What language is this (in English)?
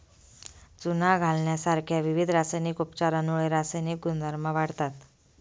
Marathi